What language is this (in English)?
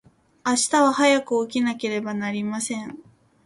Japanese